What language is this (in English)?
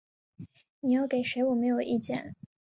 Chinese